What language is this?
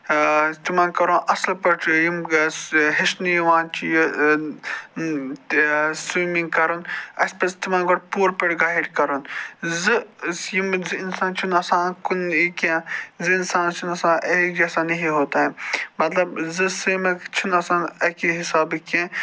Kashmiri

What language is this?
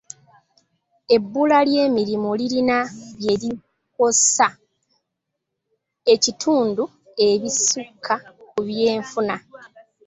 Ganda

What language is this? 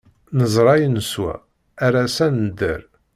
Kabyle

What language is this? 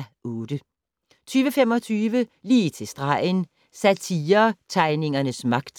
Danish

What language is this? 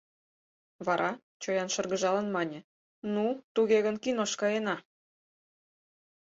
Mari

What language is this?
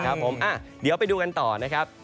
Thai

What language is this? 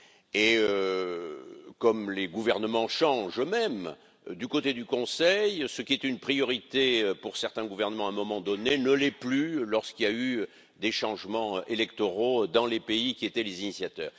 French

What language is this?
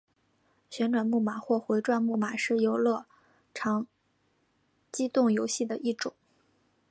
Chinese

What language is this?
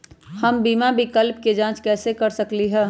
Magahi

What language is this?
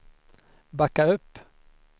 Swedish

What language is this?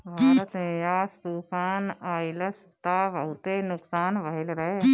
Bhojpuri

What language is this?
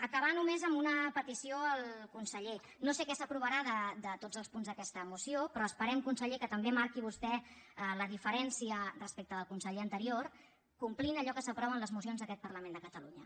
Catalan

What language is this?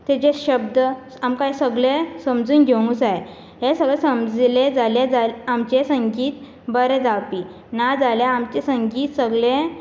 Konkani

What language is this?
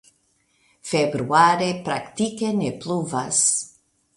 Esperanto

